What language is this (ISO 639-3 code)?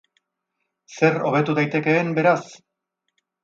eus